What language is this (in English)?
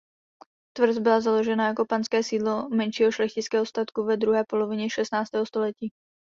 Czech